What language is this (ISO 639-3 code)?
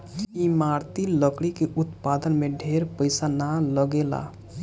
bho